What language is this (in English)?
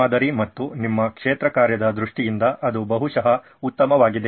Kannada